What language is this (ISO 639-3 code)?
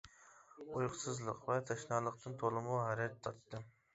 uig